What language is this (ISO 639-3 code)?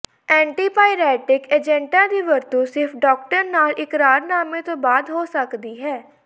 pan